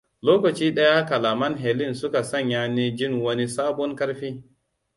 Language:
Hausa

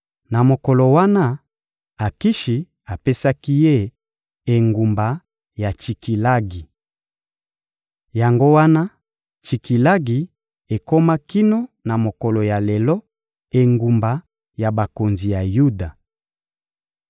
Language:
Lingala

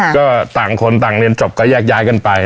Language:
Thai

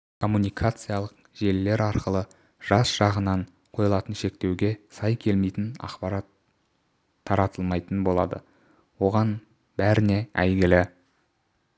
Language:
Kazakh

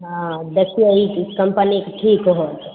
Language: Maithili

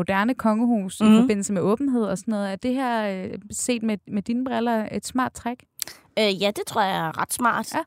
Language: Danish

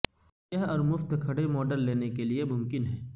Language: Urdu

